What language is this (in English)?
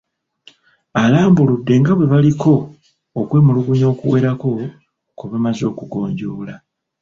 Ganda